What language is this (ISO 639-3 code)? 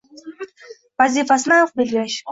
uzb